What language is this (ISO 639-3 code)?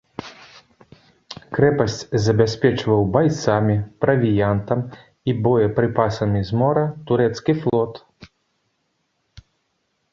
bel